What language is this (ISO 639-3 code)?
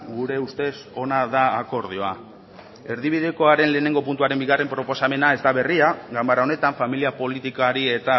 eus